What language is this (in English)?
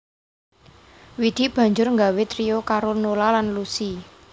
Javanese